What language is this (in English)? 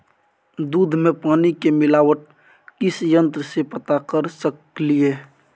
Maithili